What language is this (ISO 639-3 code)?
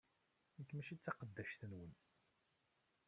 kab